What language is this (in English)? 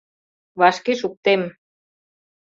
Mari